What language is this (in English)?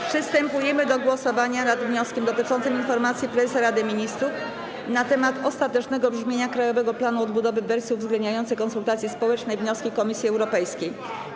Polish